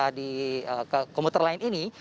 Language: Indonesian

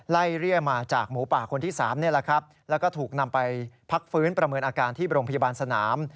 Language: Thai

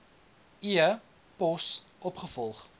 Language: Afrikaans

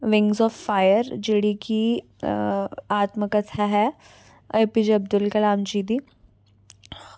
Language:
Dogri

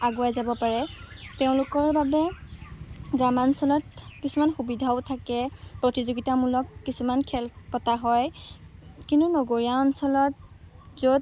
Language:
Assamese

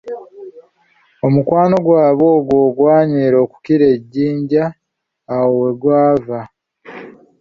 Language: Ganda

